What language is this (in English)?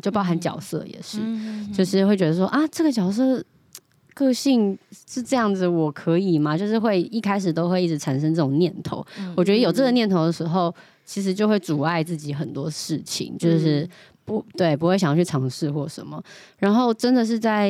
Chinese